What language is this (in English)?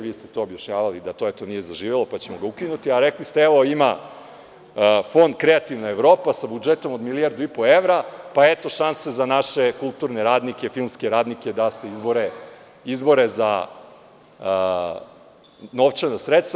Serbian